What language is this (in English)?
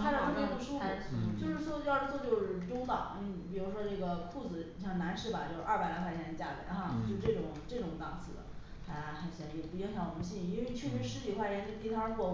Chinese